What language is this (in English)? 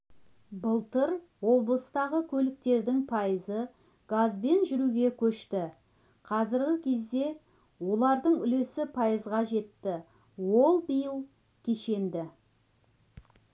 Kazakh